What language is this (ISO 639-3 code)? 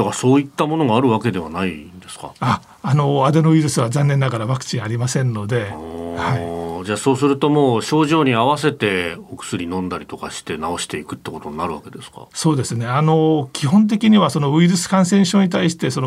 jpn